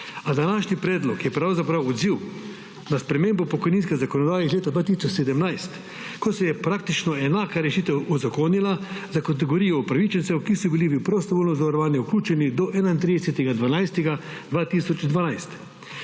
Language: Slovenian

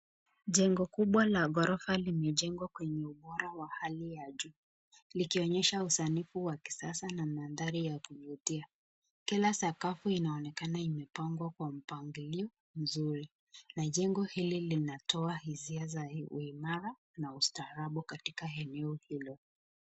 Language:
Swahili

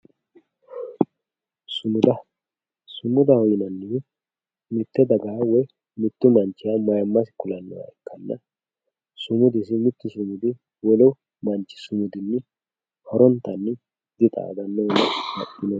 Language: Sidamo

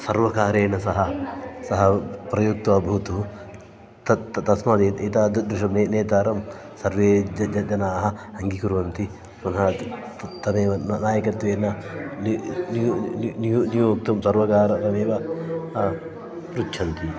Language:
Sanskrit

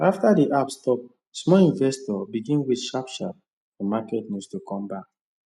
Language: Nigerian Pidgin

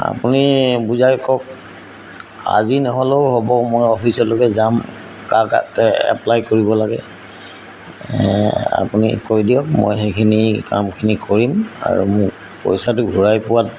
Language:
Assamese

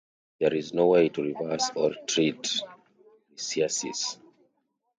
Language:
English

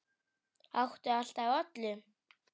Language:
Icelandic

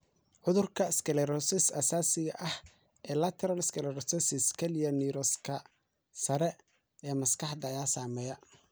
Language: Somali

